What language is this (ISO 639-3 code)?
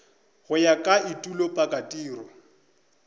nso